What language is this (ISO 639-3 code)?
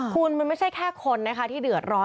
tha